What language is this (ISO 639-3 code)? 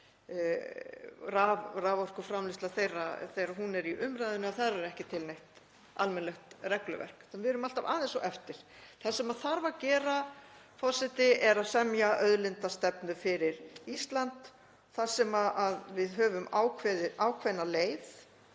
isl